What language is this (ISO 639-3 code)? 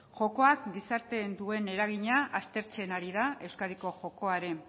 eus